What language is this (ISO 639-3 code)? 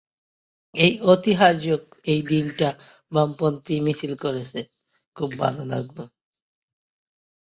ben